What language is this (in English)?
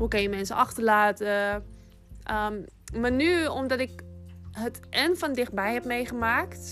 Dutch